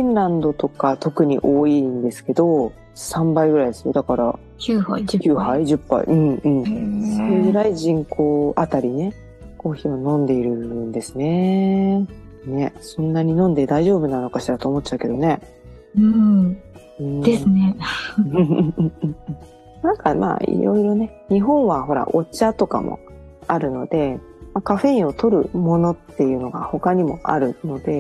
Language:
Japanese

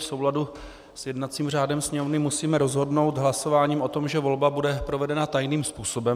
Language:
Czech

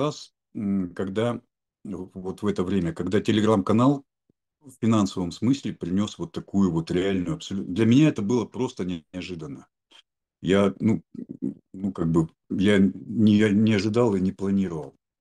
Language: Russian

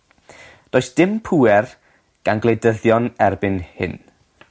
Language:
Welsh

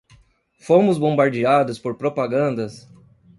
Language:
Portuguese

